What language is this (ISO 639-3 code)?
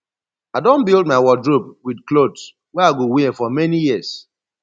pcm